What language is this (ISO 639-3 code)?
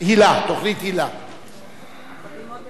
heb